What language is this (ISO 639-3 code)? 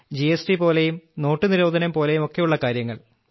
mal